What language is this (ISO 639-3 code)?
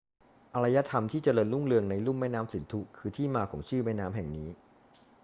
tha